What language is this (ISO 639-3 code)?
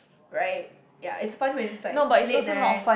eng